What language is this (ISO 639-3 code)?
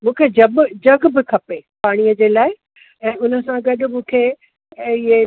snd